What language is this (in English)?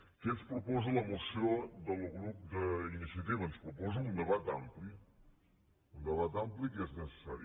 Catalan